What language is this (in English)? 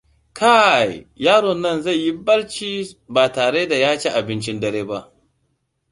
Hausa